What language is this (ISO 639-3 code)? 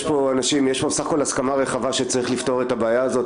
heb